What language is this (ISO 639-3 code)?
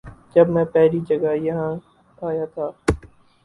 urd